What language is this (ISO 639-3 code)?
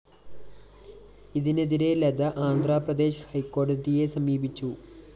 mal